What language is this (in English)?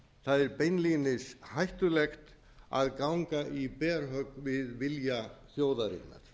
Icelandic